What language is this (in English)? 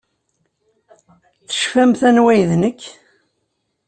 Kabyle